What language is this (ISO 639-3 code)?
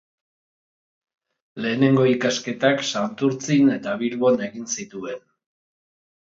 eus